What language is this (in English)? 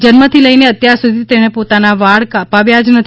Gujarati